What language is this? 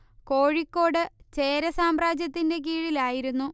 Malayalam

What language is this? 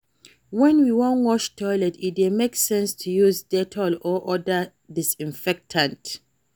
Nigerian Pidgin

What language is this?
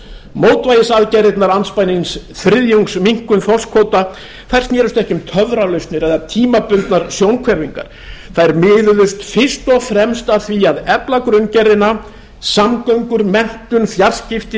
Icelandic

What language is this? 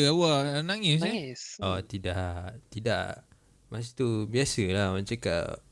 Malay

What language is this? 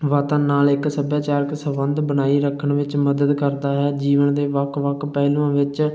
Punjabi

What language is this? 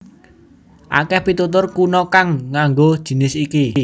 Javanese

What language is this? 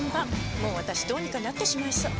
Japanese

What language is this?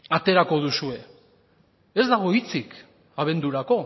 Basque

